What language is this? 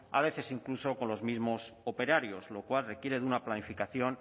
Spanish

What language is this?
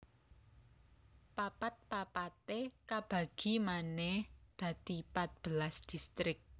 Javanese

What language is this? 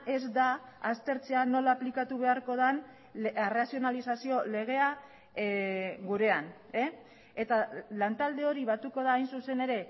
Basque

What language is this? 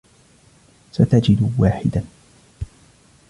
Arabic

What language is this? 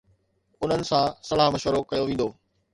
Sindhi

